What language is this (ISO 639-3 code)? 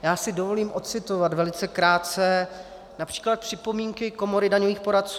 ces